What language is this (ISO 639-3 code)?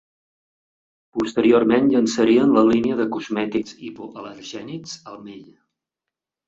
cat